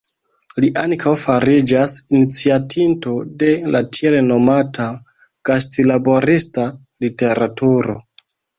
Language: Esperanto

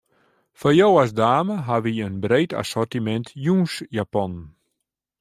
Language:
Western Frisian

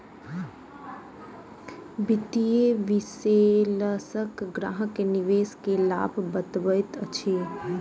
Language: Maithili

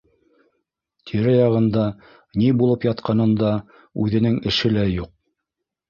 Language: Bashkir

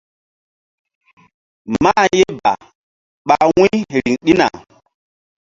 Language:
Mbum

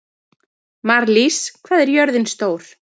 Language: Icelandic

